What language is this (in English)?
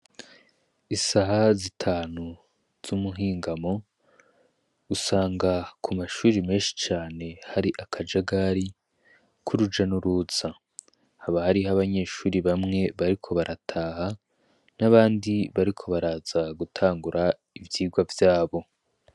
Rundi